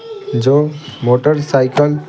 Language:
Hindi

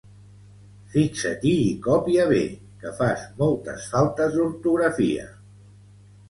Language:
Catalan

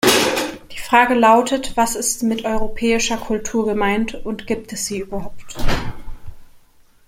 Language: German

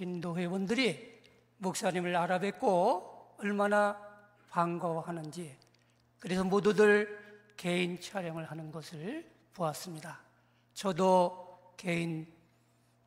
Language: Korean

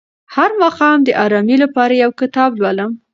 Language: Pashto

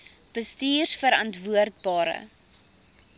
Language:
Afrikaans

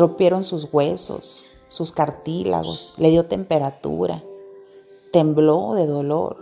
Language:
Spanish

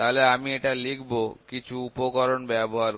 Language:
Bangla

